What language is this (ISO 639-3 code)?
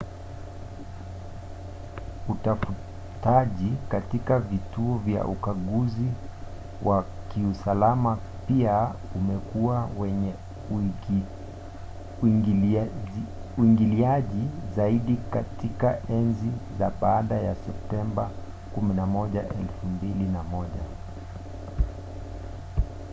swa